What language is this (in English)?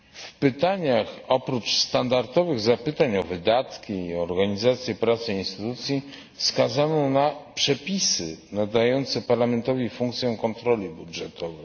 Polish